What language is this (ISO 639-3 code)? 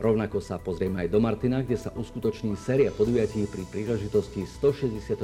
slk